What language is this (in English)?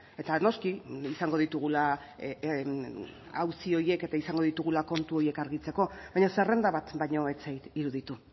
Basque